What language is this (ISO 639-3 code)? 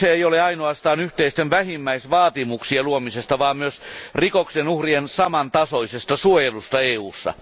fin